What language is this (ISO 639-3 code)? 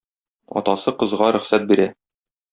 tat